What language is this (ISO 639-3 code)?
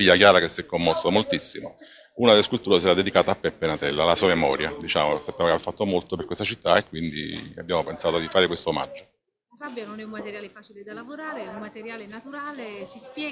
ita